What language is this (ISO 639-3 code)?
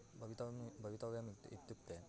san